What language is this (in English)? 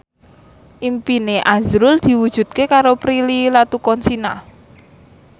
Javanese